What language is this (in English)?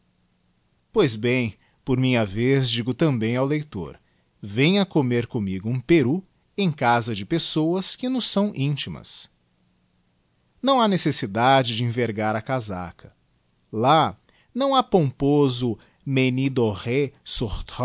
Portuguese